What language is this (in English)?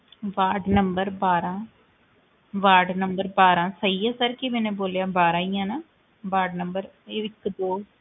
Punjabi